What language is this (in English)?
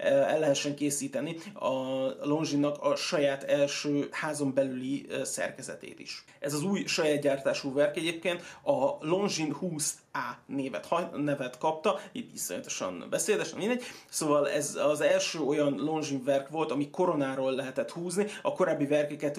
Hungarian